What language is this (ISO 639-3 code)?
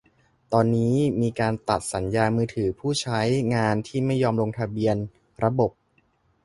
tha